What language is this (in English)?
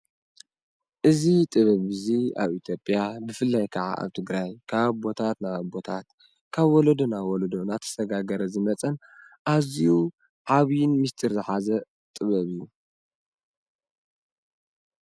Tigrinya